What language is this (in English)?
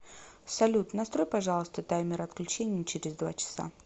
Russian